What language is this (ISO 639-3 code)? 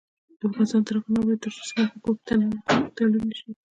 pus